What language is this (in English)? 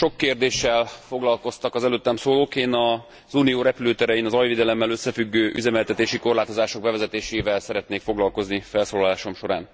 Hungarian